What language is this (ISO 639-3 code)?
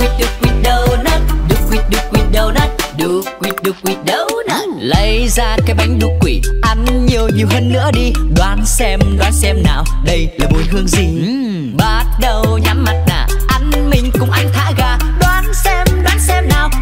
vie